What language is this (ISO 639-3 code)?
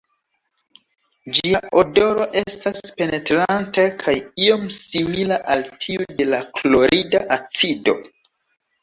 epo